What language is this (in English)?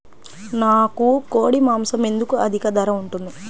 Telugu